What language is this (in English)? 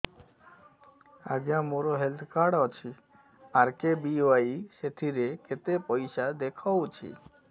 Odia